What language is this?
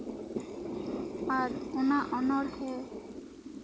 Santali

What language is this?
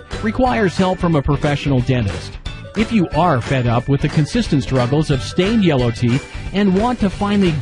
English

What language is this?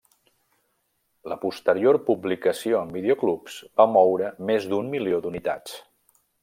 Catalan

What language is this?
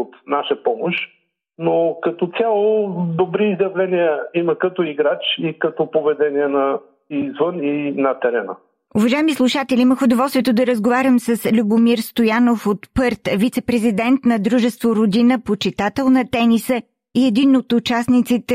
Bulgarian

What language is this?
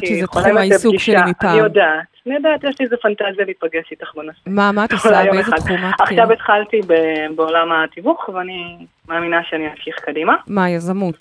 Hebrew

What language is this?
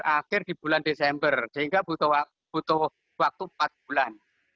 Indonesian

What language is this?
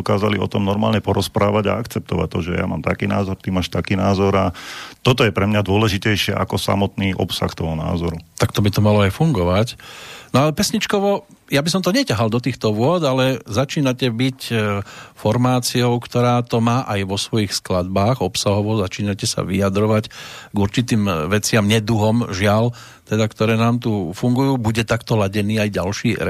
Slovak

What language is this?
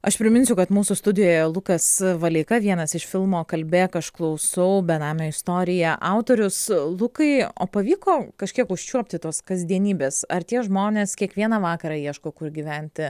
Lithuanian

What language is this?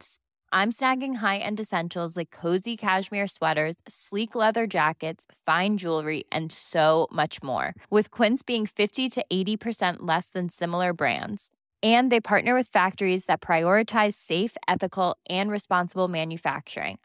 Swedish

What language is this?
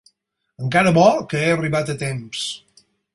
Catalan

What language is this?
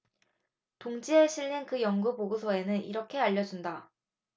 Korean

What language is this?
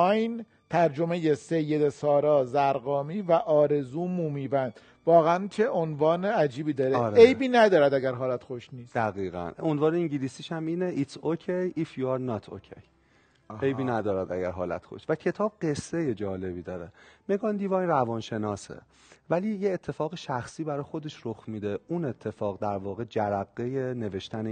Persian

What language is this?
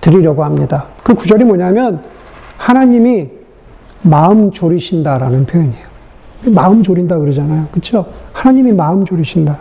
Korean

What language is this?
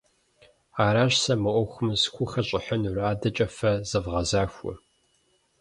Kabardian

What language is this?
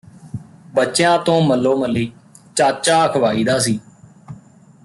Punjabi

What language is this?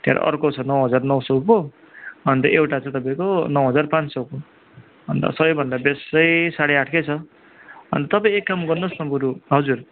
Nepali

